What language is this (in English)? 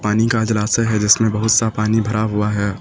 Hindi